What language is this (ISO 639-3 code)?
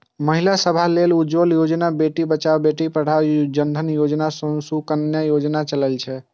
mai